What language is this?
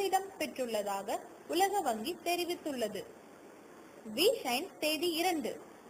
Indonesian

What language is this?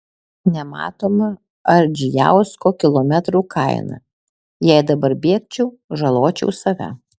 Lithuanian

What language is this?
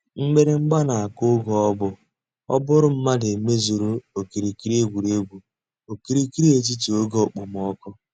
Igbo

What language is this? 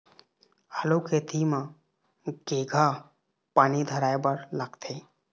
Chhattisgarhi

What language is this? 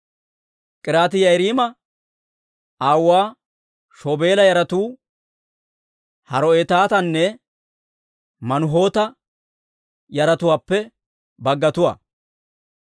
Dawro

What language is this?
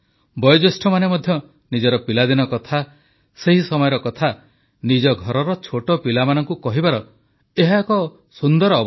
Odia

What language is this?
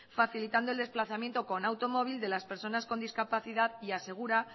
Spanish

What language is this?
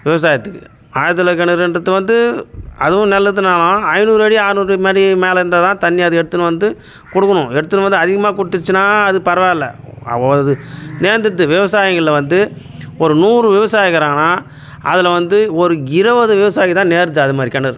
Tamil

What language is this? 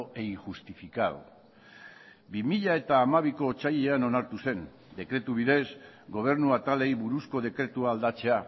Basque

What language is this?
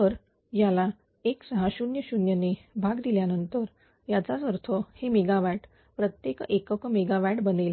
Marathi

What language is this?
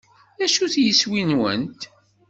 Kabyle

